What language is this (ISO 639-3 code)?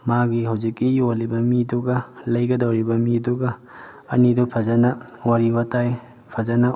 mni